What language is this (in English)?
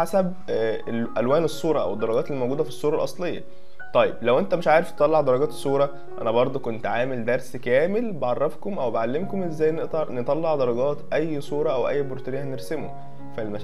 Arabic